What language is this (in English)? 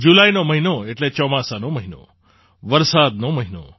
Gujarati